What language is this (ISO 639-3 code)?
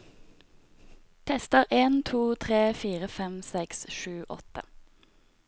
nor